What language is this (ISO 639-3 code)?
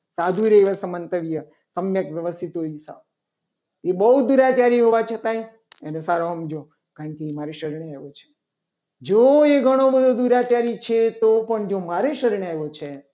guj